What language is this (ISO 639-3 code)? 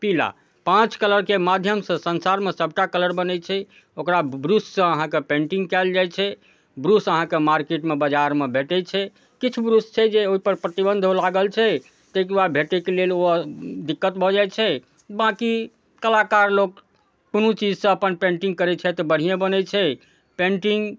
mai